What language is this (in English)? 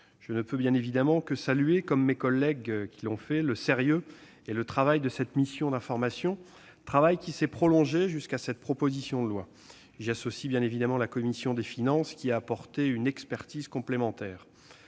French